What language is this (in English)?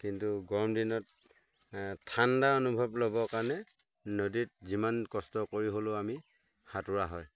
Assamese